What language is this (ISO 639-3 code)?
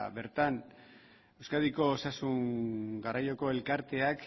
eus